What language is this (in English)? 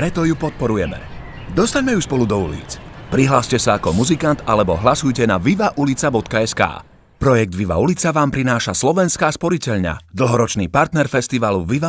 Dutch